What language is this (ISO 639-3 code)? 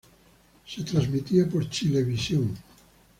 spa